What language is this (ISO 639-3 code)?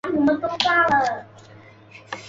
zho